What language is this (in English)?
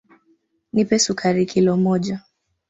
Swahili